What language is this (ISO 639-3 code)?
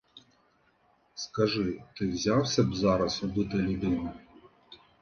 ukr